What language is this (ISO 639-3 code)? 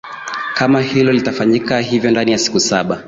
swa